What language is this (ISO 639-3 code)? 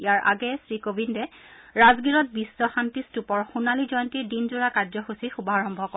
asm